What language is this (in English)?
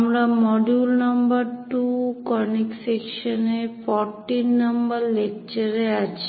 Bangla